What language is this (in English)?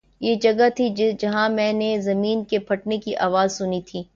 Urdu